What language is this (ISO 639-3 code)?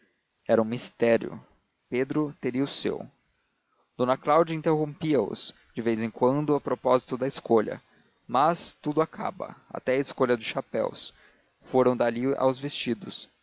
por